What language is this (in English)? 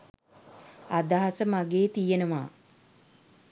Sinhala